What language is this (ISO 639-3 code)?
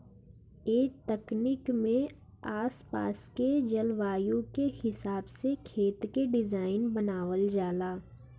bho